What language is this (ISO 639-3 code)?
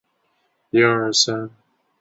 zho